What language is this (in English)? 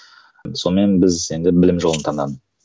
Kazakh